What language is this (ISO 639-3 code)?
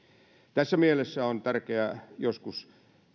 fin